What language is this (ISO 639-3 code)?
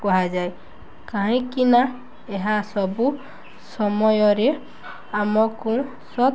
ori